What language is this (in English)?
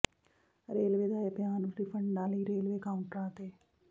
Punjabi